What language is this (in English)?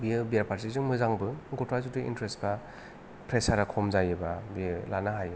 Bodo